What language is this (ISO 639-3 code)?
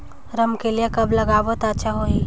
hne